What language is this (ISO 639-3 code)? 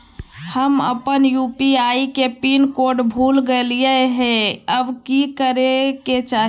mag